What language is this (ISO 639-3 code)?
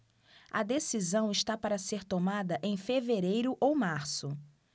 por